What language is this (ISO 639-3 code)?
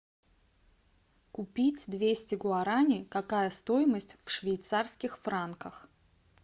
rus